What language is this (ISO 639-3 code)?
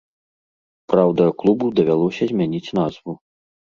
bel